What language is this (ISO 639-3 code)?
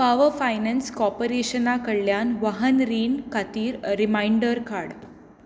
kok